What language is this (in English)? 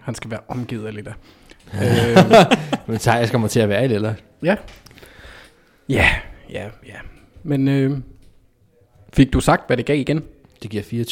Danish